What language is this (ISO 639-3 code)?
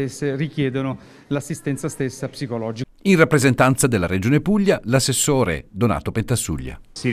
ita